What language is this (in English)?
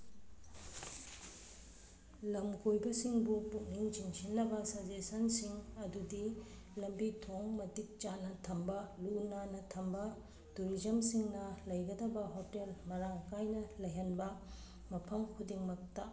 Manipuri